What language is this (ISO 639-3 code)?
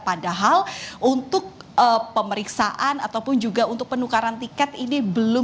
ind